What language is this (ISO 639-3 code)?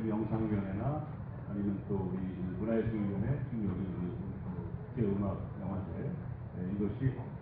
kor